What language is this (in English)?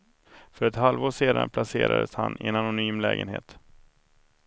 Swedish